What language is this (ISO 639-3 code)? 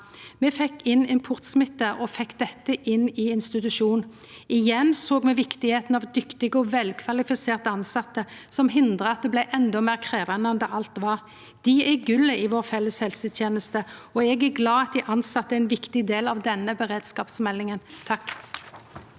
nor